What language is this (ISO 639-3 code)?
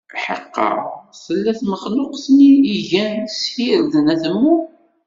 kab